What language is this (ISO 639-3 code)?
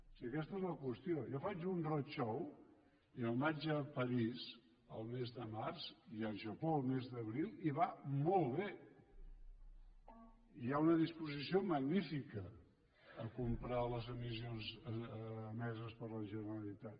cat